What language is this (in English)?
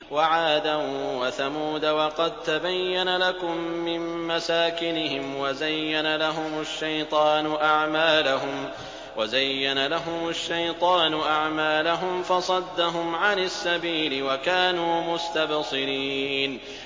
Arabic